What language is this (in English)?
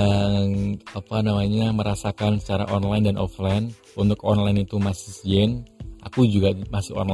Indonesian